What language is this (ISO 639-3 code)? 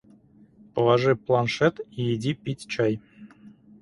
rus